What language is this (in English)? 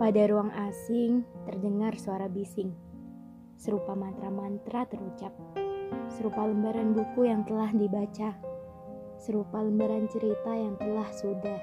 Indonesian